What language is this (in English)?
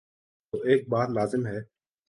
Urdu